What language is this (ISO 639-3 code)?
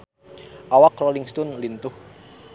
sun